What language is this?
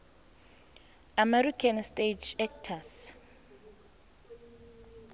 South Ndebele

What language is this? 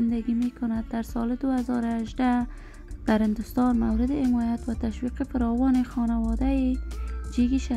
Persian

